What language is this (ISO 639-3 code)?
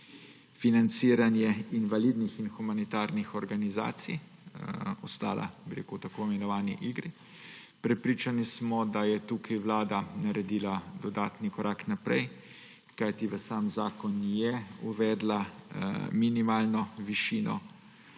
slv